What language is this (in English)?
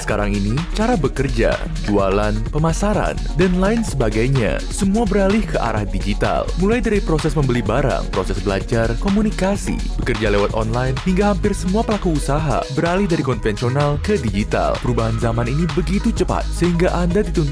Indonesian